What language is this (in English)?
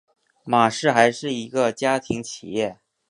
Chinese